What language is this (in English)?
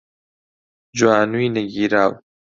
Central Kurdish